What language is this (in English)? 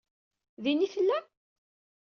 Kabyle